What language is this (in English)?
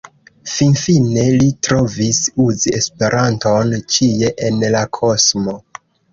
Esperanto